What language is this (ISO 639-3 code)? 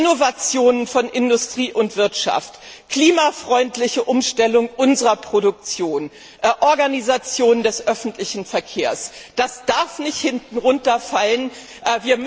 deu